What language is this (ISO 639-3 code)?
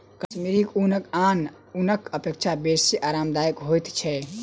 mai